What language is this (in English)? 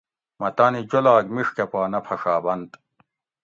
Gawri